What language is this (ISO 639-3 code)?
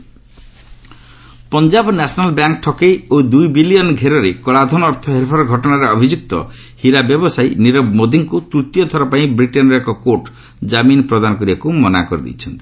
ori